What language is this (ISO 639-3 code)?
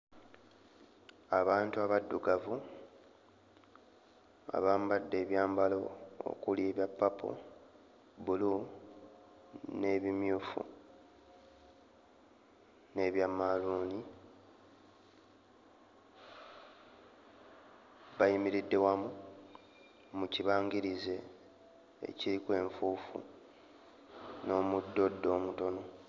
lug